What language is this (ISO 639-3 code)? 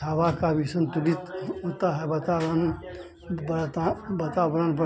hin